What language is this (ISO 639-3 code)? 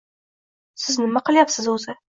uzb